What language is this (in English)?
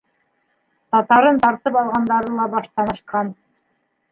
Bashkir